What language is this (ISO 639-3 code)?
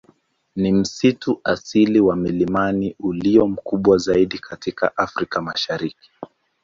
swa